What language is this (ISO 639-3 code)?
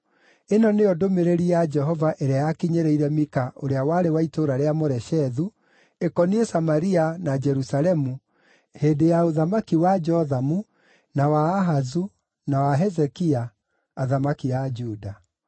kik